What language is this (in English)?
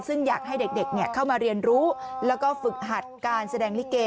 Thai